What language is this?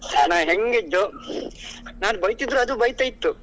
Kannada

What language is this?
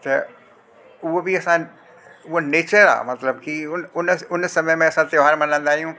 Sindhi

